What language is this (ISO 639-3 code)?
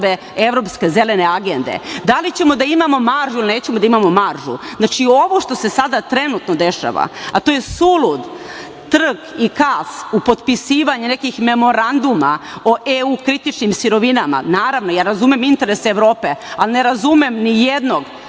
srp